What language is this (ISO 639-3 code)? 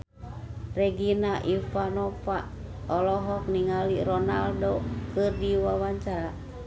sun